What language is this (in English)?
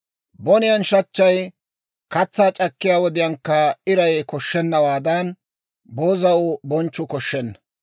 Dawro